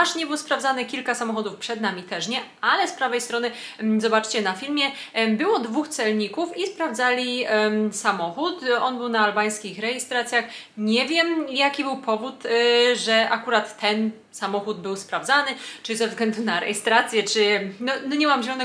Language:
Polish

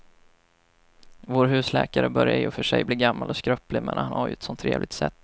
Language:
Swedish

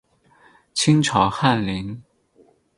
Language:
Chinese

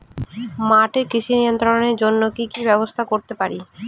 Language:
Bangla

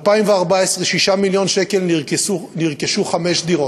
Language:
Hebrew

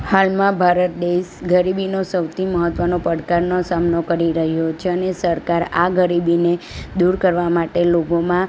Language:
Gujarati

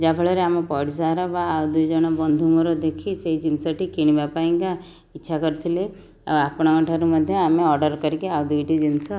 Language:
Odia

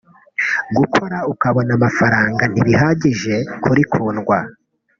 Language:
Kinyarwanda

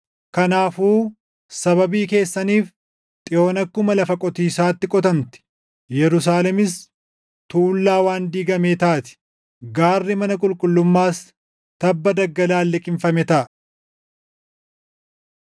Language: Oromo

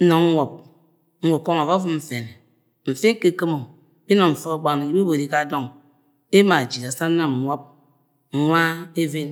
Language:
Agwagwune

